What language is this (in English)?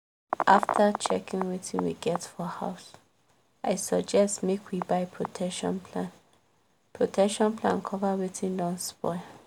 Nigerian Pidgin